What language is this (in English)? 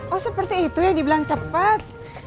Indonesian